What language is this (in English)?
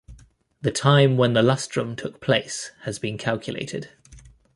English